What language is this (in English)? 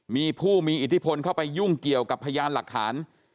Thai